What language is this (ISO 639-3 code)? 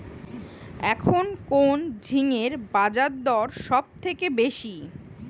ben